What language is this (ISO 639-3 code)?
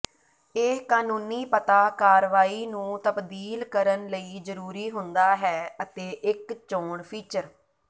pan